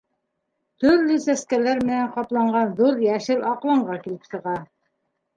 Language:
Bashkir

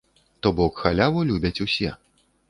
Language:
Belarusian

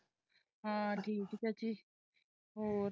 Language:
Punjabi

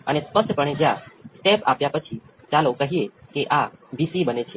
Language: Gujarati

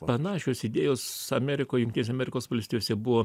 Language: Lithuanian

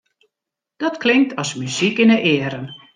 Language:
Western Frisian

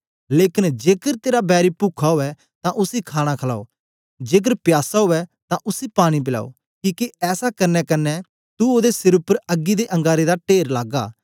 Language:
Dogri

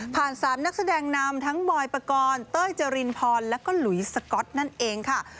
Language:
Thai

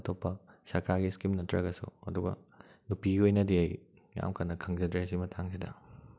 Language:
Manipuri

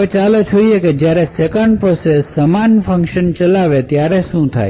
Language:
Gujarati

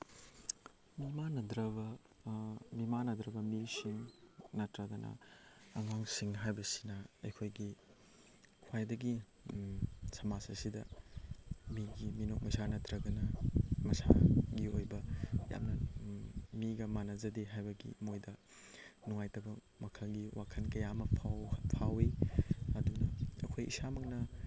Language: Manipuri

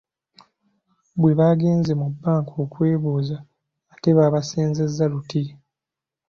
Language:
Ganda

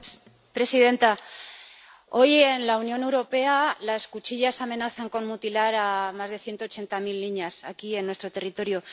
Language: Spanish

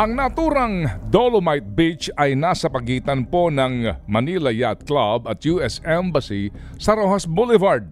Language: Filipino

